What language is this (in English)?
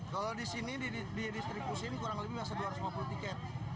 Indonesian